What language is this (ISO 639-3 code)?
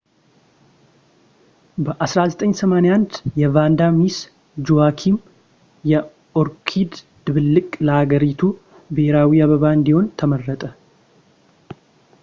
amh